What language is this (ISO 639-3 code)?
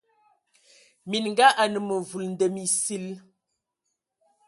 ewo